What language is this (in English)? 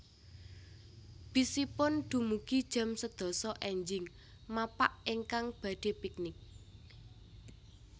Javanese